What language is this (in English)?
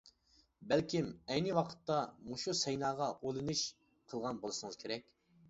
Uyghur